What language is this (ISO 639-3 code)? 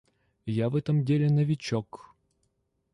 rus